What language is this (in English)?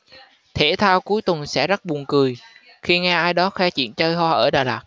Vietnamese